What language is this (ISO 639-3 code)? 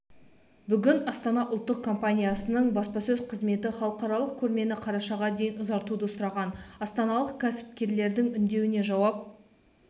kaz